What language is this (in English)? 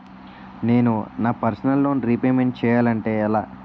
Telugu